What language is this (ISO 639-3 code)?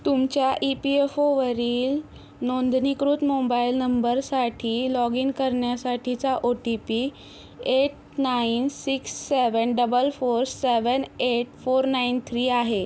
mar